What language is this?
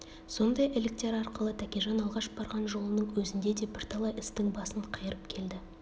Kazakh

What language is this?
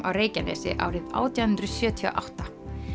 Icelandic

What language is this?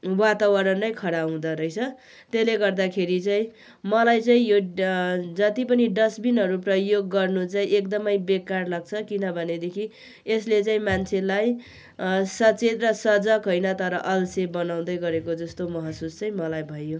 Nepali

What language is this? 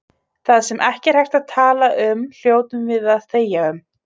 Icelandic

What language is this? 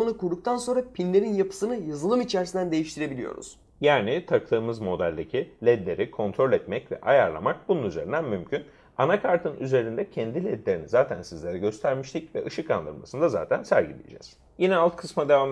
Turkish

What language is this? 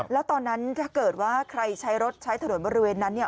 Thai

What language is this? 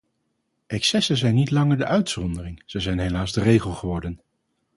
Dutch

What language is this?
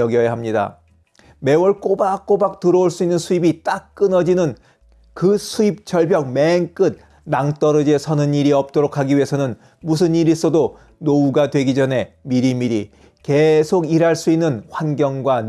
Korean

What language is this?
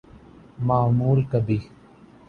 Urdu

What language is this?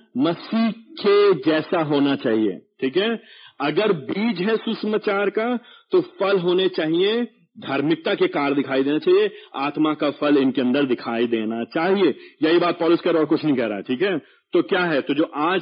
Hindi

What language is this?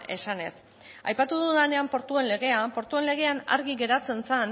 Basque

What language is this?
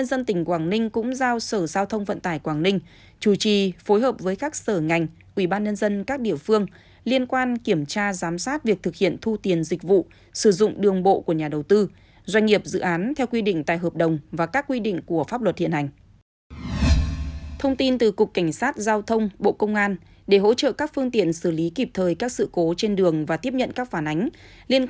Vietnamese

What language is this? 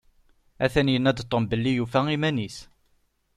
Kabyle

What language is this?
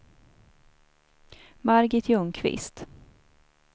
Swedish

